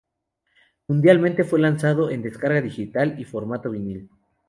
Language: Spanish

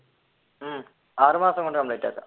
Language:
Malayalam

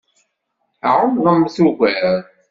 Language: Kabyle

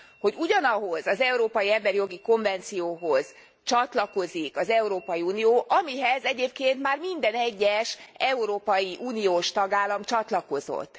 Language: Hungarian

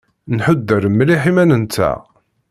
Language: Kabyle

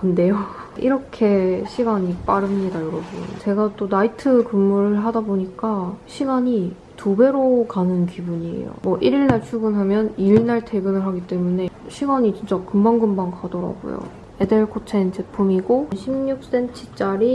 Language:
Korean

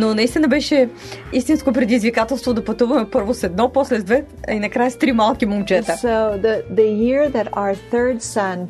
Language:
Bulgarian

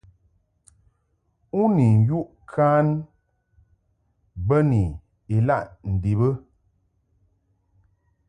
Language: Mungaka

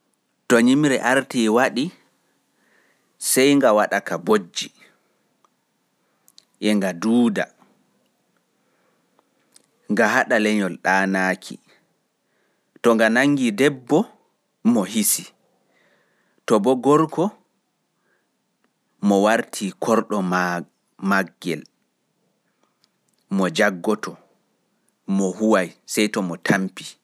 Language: Fula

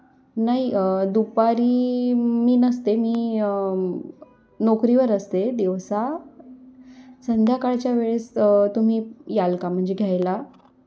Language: Marathi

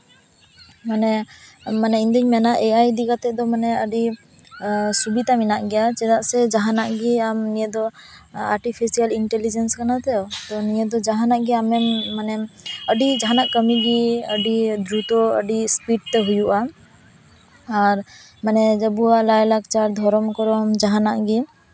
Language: Santali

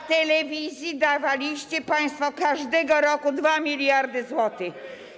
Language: Polish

